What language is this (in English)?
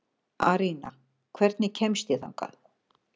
Icelandic